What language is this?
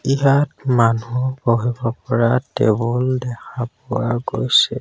Assamese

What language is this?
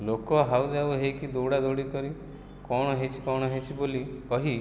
Odia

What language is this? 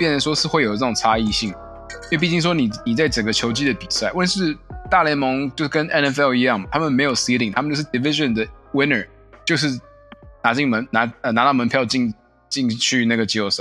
Chinese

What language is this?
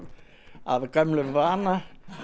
Icelandic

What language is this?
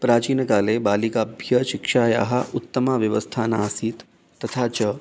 Sanskrit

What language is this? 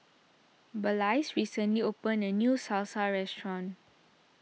English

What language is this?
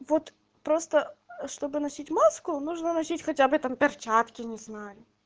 Russian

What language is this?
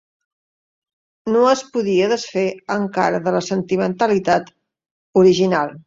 Catalan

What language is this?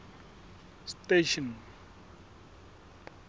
Southern Sotho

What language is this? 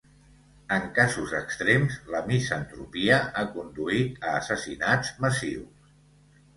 Catalan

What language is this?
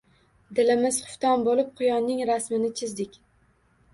Uzbek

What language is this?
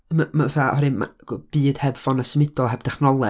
Welsh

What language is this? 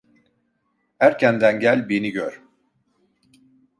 Turkish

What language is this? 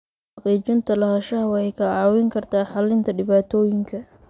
Somali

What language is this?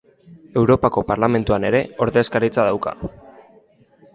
Basque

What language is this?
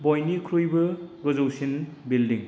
Bodo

